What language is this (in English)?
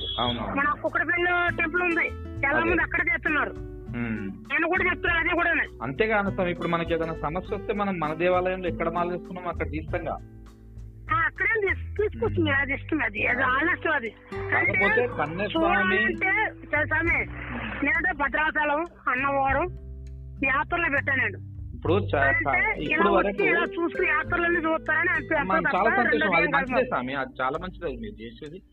Telugu